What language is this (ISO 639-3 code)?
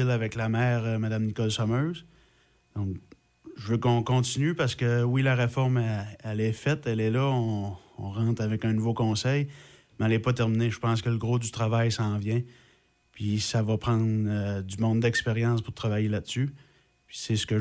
fra